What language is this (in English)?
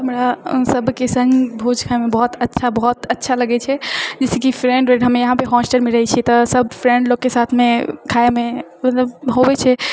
Maithili